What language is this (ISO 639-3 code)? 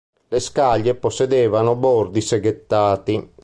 ita